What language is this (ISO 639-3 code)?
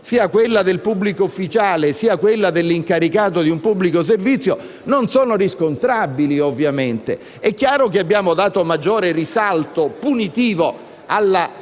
ita